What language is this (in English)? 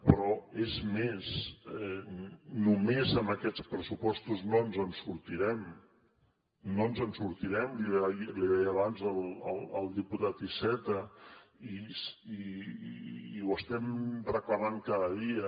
Catalan